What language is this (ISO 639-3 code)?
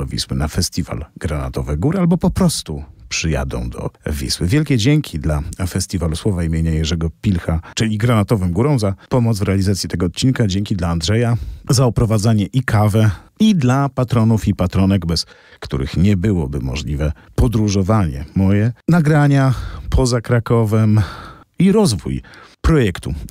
pol